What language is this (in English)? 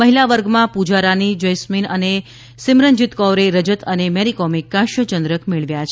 Gujarati